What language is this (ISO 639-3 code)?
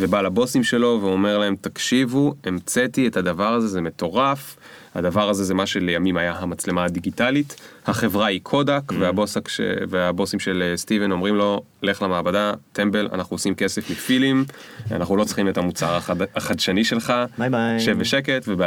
heb